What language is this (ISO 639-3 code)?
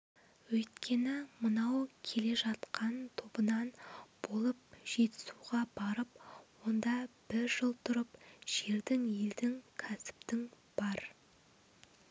kaz